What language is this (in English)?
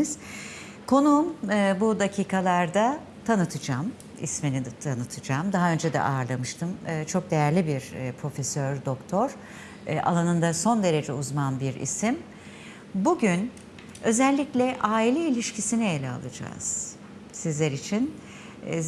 Turkish